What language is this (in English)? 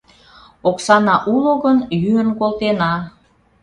Mari